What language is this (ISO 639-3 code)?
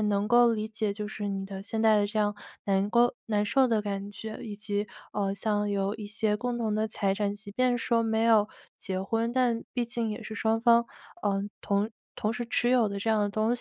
zho